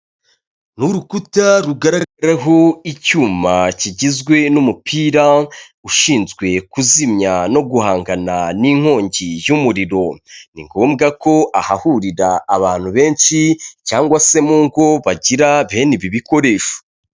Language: Kinyarwanda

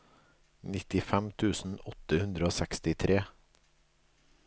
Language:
Norwegian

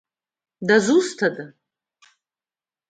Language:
Abkhazian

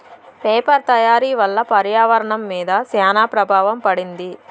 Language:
Telugu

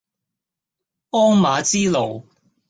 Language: Cantonese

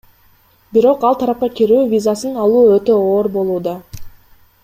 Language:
Kyrgyz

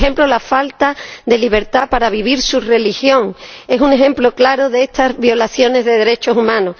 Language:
Spanish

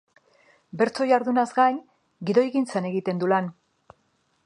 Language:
Basque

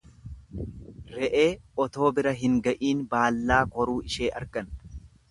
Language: Oromo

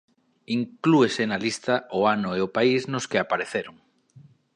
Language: Galician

